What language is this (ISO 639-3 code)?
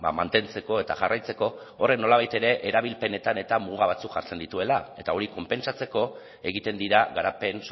eus